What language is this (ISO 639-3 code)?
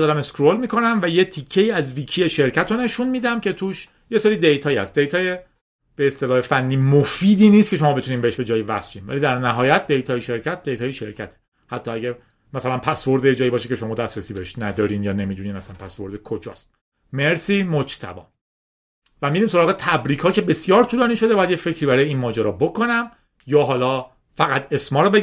fas